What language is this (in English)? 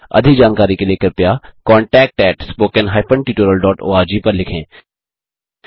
Hindi